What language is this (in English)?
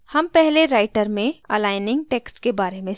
Hindi